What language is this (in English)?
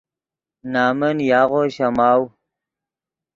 Yidgha